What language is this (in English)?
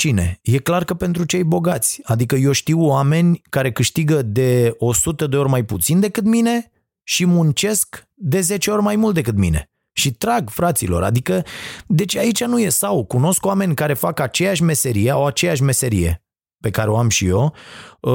Romanian